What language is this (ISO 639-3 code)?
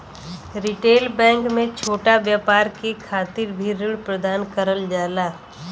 bho